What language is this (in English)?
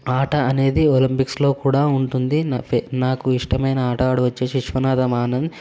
Telugu